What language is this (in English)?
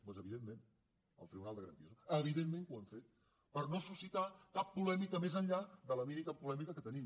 Catalan